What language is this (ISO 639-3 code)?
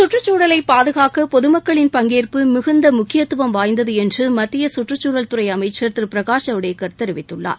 tam